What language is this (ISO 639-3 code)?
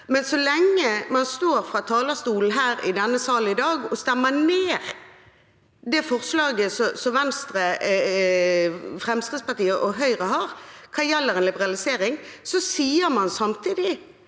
nor